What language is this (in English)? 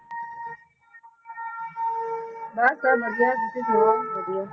Punjabi